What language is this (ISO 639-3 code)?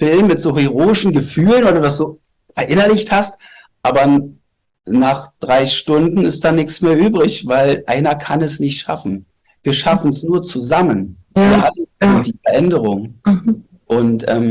deu